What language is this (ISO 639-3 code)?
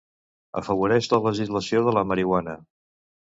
cat